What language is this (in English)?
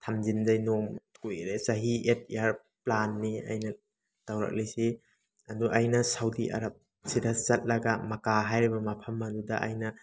Manipuri